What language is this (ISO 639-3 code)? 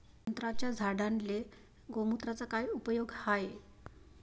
mar